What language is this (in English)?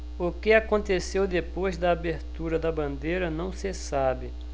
Portuguese